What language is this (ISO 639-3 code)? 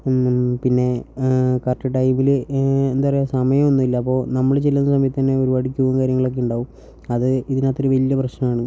mal